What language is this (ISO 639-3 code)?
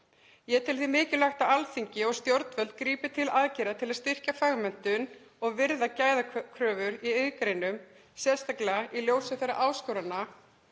isl